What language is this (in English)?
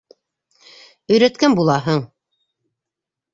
Bashkir